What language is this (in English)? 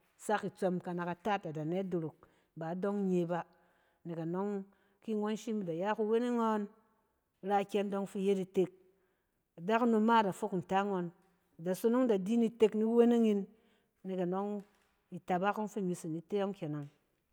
Cen